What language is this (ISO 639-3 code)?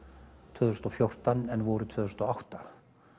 isl